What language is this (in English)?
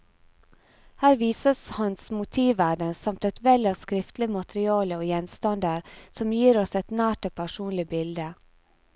Norwegian